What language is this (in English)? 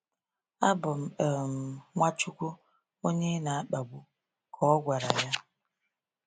Igbo